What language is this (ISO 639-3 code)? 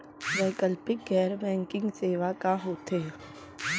hne